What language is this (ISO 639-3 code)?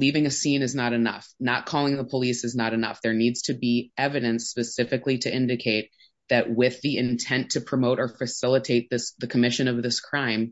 eng